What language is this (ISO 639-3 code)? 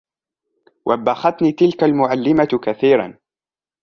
ara